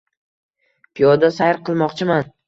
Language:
Uzbek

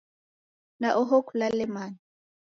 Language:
Taita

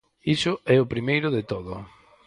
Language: Galician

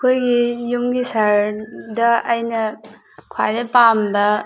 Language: Manipuri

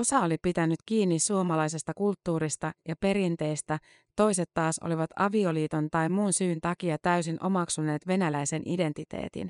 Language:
Finnish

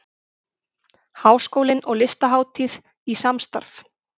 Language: Icelandic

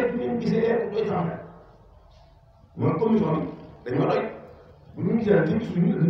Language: Arabic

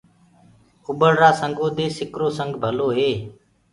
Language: Gurgula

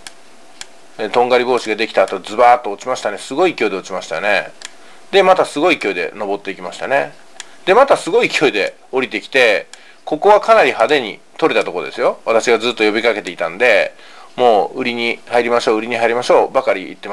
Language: Japanese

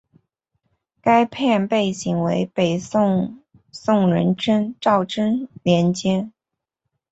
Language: Chinese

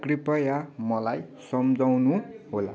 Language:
Nepali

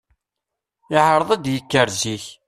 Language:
Kabyle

